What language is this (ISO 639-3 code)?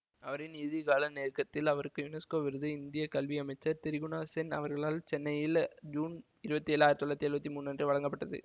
tam